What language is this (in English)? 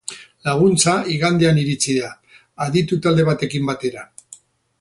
Basque